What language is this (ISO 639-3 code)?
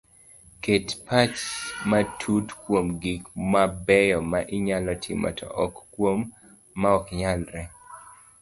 luo